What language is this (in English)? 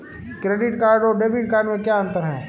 Hindi